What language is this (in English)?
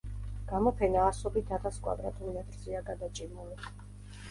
Georgian